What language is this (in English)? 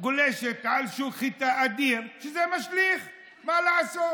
Hebrew